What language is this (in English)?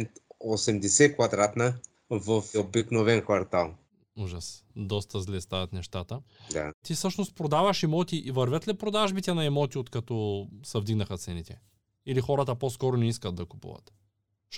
Bulgarian